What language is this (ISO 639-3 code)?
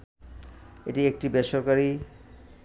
ben